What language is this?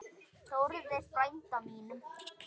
Icelandic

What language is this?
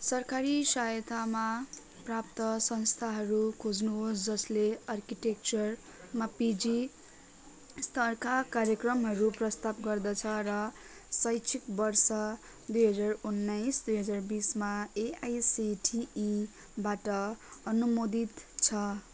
Nepali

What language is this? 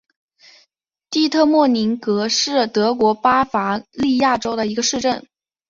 Chinese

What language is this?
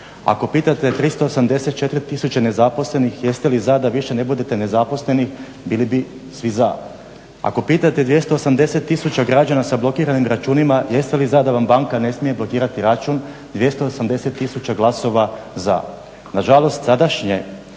Croatian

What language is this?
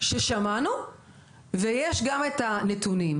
Hebrew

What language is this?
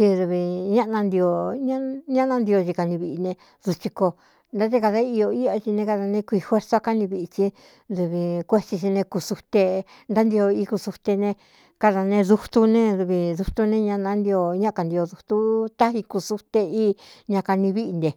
Cuyamecalco Mixtec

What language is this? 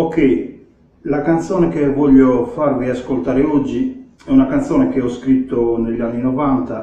Italian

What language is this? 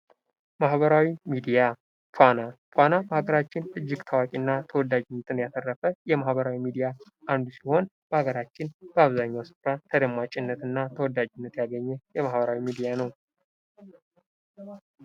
Amharic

